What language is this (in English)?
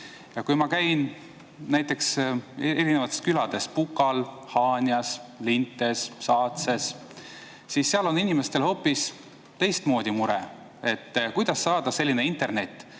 Estonian